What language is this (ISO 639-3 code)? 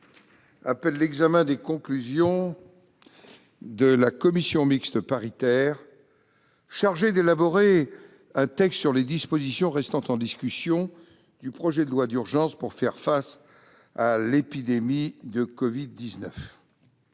fra